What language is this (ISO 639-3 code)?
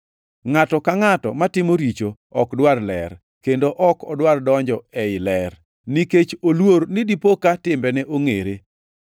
luo